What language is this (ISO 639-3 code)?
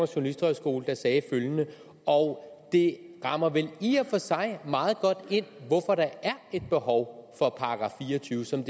dan